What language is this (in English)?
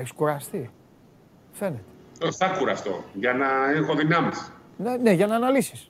Greek